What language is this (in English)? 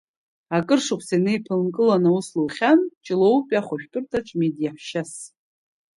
Abkhazian